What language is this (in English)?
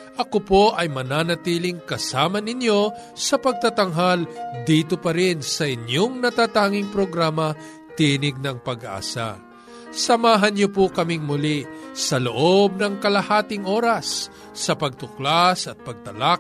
Filipino